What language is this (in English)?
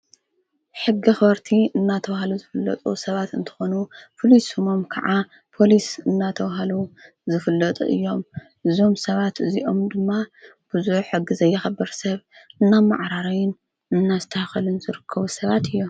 Tigrinya